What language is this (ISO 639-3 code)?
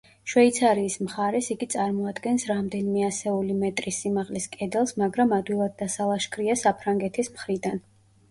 kat